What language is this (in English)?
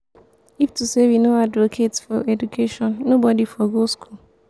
Nigerian Pidgin